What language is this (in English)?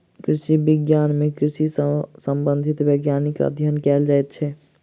Maithili